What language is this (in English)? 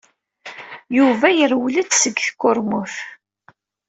Kabyle